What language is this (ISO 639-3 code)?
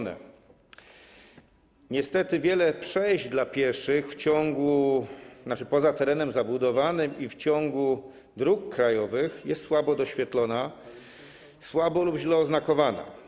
pol